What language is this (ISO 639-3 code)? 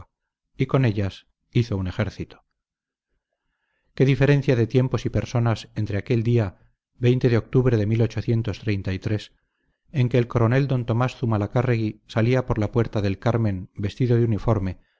spa